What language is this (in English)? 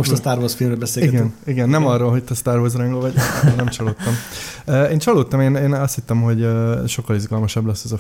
Hungarian